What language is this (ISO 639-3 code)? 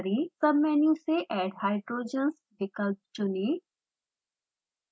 hin